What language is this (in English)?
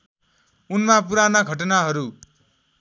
Nepali